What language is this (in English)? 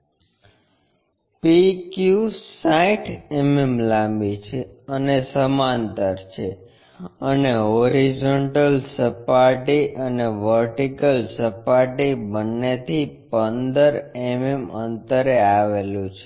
Gujarati